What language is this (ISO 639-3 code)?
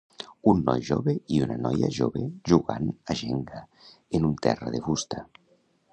cat